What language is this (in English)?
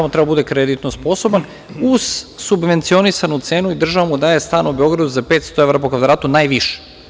Serbian